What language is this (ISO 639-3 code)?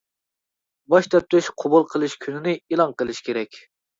uig